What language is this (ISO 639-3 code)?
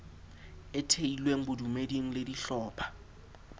sot